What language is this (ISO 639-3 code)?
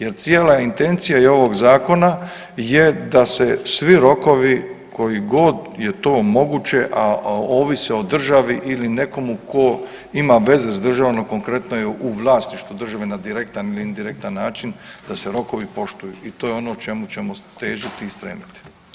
hrv